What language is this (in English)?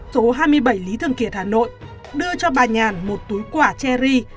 Vietnamese